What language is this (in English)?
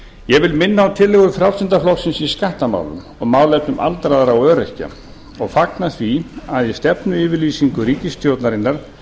Icelandic